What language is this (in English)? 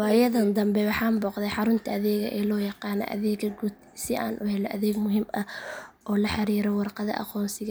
Somali